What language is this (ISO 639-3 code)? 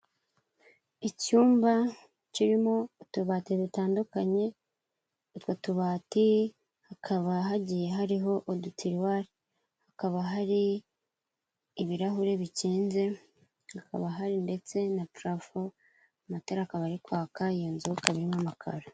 kin